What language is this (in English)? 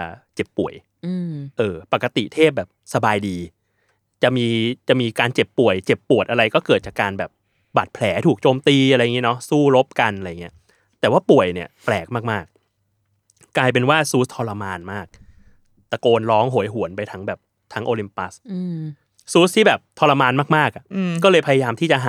Thai